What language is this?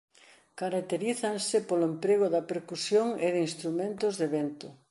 Galician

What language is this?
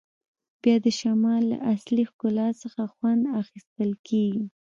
Pashto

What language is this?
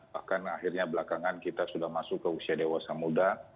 Indonesian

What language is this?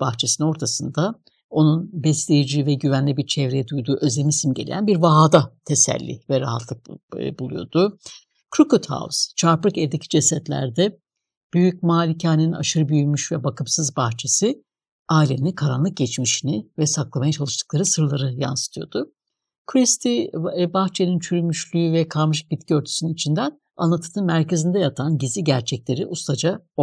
Turkish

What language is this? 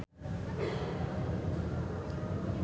Sundanese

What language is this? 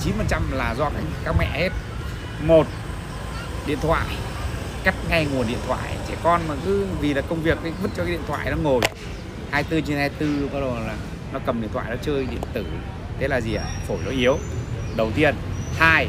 Vietnamese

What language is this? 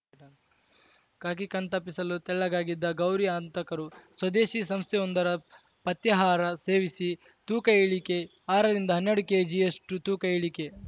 Kannada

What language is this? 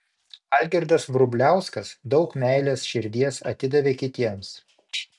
Lithuanian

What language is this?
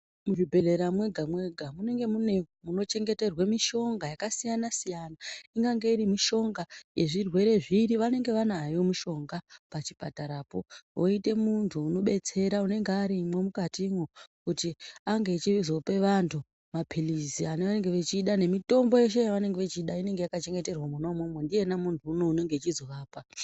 Ndau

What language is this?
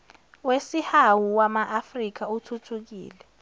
Zulu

